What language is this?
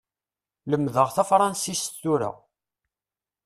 Kabyle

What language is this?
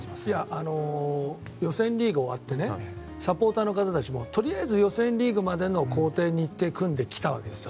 Japanese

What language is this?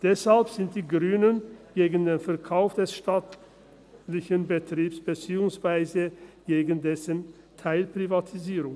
Swiss German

